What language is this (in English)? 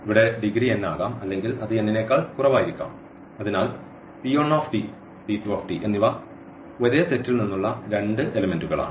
Malayalam